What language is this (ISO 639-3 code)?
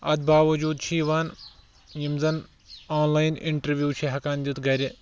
kas